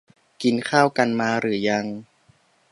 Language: Thai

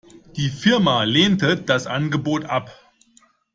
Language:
German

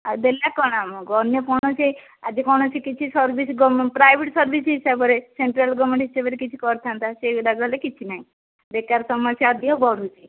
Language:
Odia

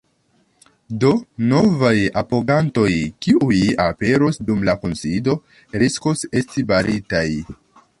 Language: Esperanto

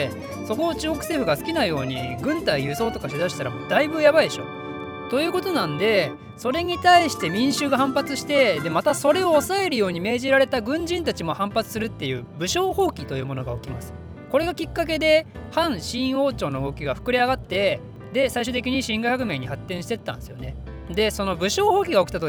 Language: Japanese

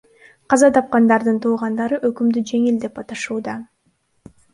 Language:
Kyrgyz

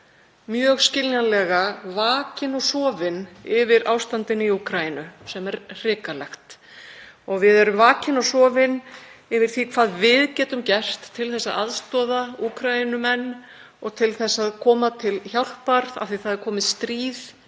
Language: Icelandic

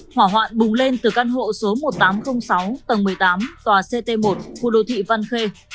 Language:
Vietnamese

